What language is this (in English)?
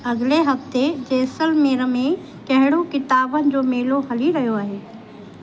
Sindhi